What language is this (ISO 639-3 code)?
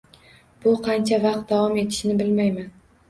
uzb